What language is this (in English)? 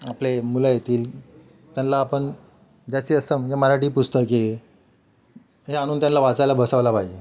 Marathi